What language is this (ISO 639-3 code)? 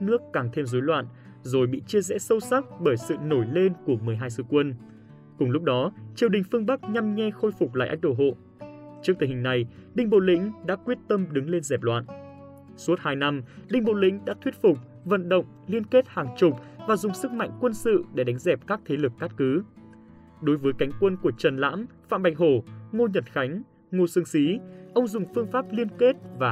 vie